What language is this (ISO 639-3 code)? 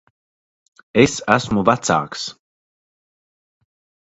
lav